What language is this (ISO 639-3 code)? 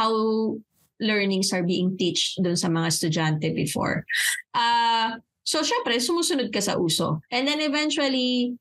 fil